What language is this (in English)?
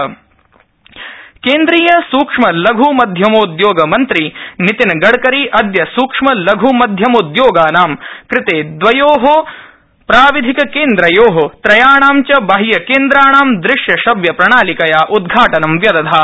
Sanskrit